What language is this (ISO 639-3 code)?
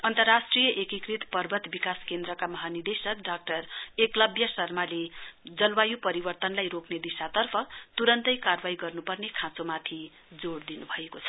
nep